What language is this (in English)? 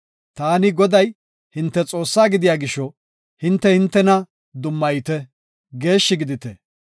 Gofa